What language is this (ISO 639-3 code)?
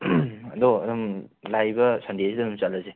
mni